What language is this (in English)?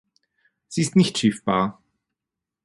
German